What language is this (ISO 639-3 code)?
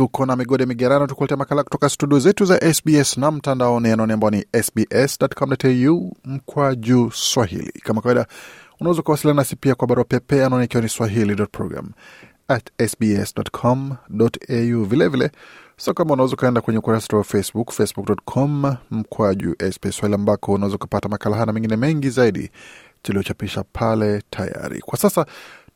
swa